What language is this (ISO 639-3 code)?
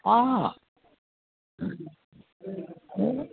san